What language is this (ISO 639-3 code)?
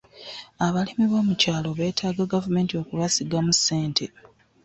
lug